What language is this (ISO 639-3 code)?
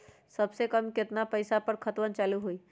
mag